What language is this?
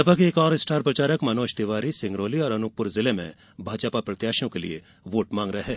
Hindi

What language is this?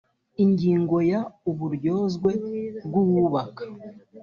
Kinyarwanda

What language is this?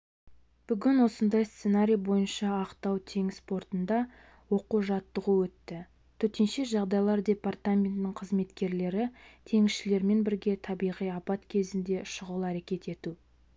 Kazakh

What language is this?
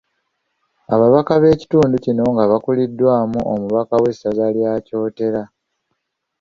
Ganda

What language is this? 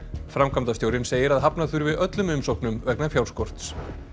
Icelandic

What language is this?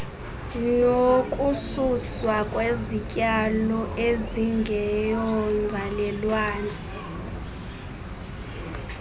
Xhosa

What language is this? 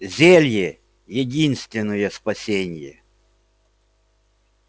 Russian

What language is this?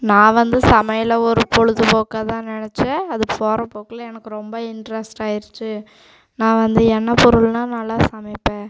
Tamil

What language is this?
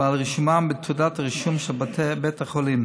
Hebrew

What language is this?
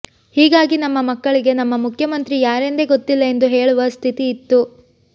Kannada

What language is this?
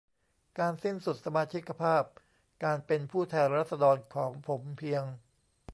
Thai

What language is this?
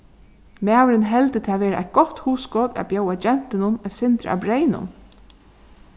Faroese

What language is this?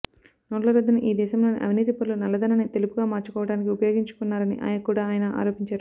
Telugu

